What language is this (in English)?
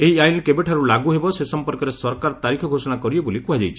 Odia